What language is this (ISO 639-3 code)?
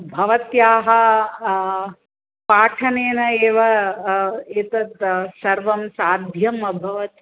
san